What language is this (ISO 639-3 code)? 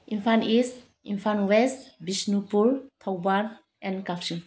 mni